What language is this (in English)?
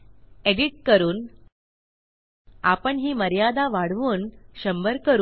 Marathi